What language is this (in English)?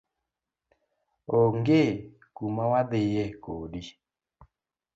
Luo (Kenya and Tanzania)